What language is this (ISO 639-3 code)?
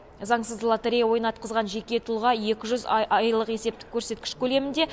kaz